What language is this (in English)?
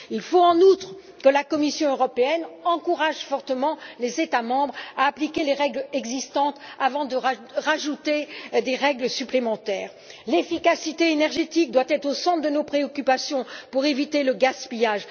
French